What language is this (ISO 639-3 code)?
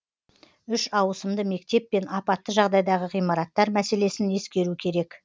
kaz